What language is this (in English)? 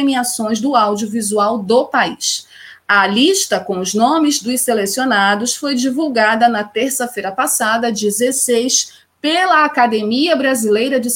Portuguese